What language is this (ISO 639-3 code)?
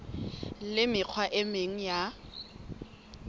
sot